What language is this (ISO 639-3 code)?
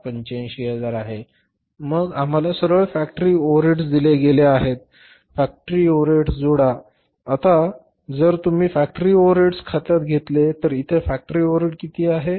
mar